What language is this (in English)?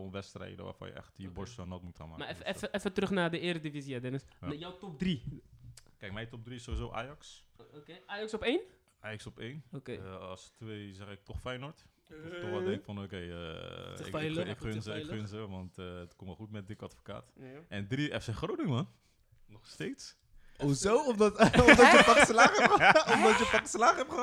Dutch